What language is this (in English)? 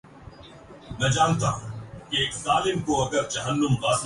Urdu